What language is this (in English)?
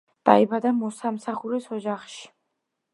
Georgian